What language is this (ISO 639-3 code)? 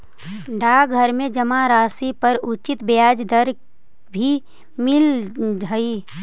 mag